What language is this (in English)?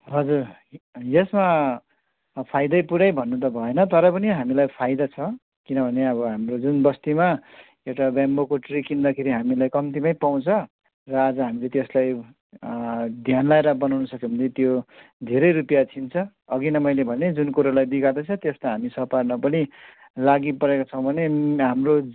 Nepali